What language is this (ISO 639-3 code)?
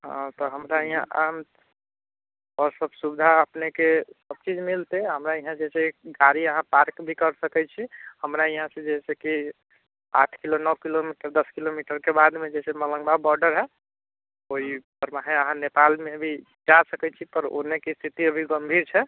mai